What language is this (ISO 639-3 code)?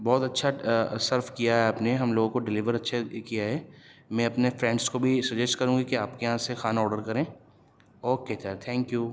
urd